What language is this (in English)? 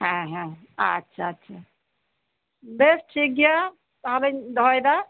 Santali